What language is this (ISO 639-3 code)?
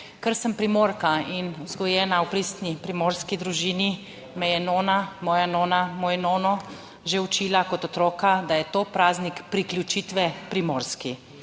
slv